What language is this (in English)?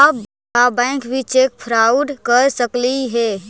Magahi